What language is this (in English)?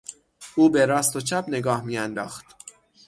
Persian